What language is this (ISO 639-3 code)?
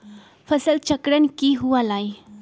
mag